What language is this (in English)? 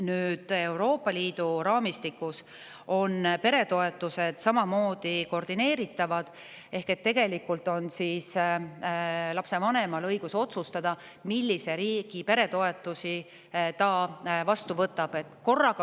Estonian